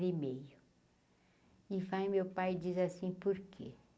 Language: Portuguese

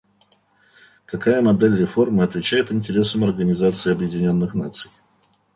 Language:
Russian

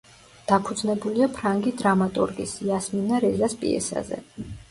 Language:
Georgian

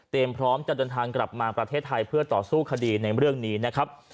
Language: Thai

